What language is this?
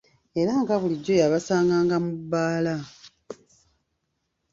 Ganda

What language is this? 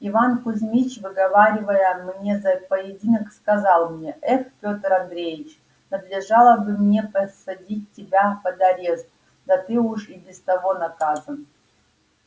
Russian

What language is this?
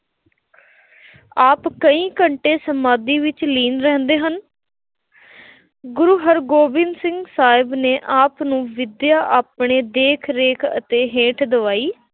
Punjabi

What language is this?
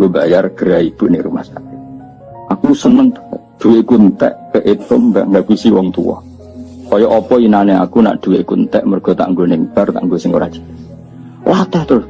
Indonesian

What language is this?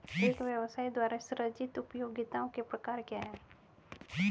Hindi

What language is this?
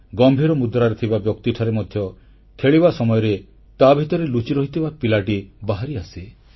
Odia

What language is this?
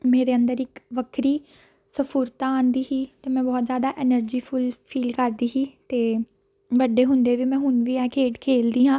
Punjabi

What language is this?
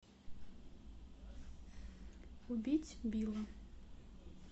Russian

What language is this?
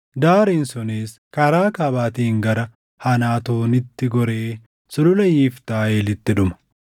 Oromo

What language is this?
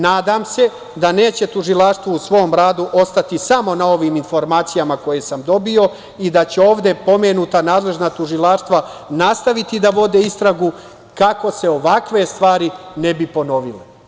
Serbian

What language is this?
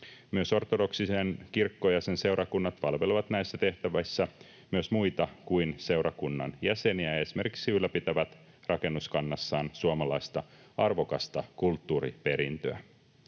Finnish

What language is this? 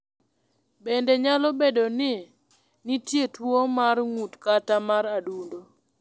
Luo (Kenya and Tanzania)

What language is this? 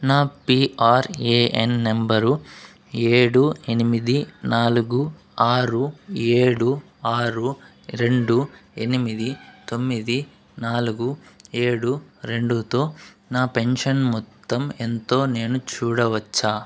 Telugu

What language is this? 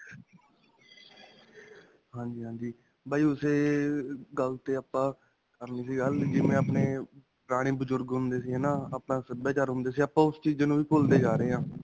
Punjabi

